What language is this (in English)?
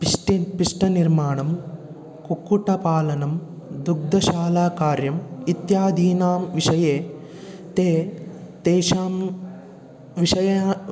Sanskrit